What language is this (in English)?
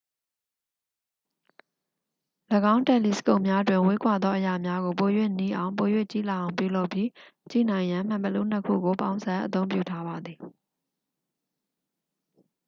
Burmese